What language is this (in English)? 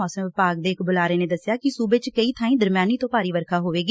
Punjabi